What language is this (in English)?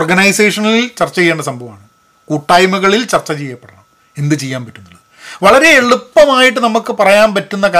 Malayalam